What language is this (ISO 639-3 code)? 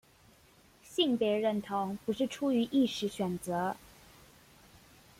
zho